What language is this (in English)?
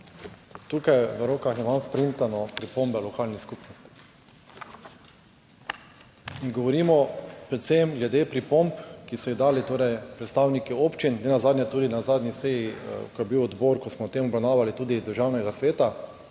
Slovenian